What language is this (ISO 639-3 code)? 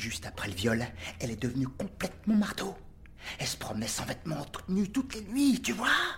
fra